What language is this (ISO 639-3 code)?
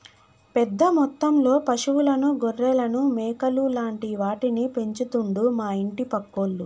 tel